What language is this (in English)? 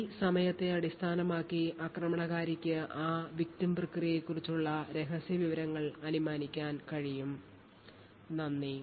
Malayalam